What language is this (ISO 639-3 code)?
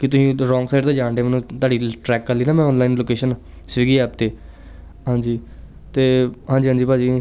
pan